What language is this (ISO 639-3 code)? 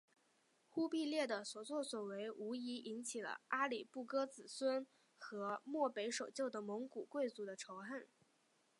zho